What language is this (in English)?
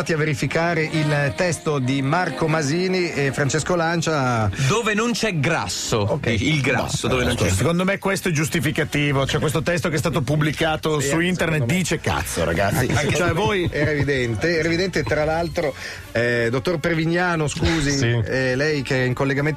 Italian